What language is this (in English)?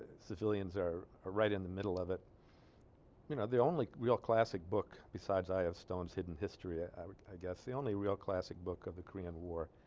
English